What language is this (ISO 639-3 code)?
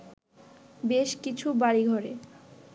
ben